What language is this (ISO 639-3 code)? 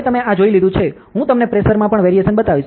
guj